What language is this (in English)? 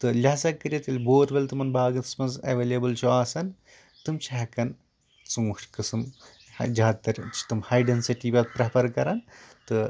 Kashmiri